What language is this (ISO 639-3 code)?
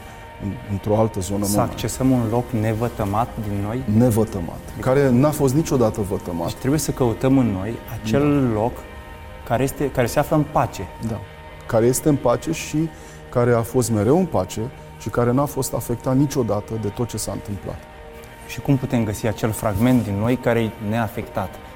ron